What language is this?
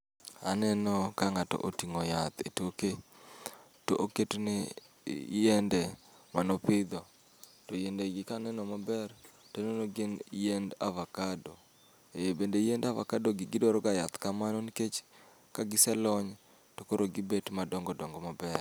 Luo (Kenya and Tanzania)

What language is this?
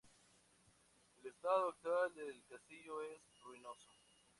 Spanish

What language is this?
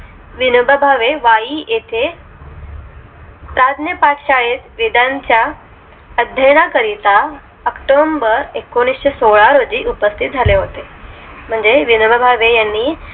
Marathi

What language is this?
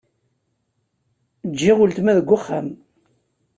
Kabyle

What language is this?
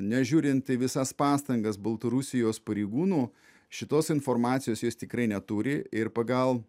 Lithuanian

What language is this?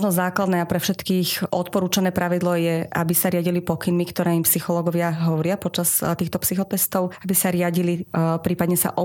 Slovak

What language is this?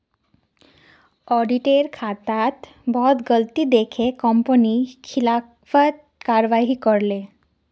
Magahi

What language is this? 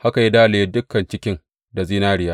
Hausa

